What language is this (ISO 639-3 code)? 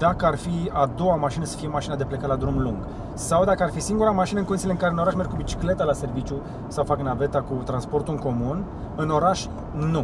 ron